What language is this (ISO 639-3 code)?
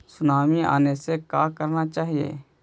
mag